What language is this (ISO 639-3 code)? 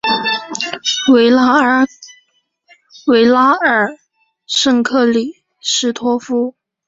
zho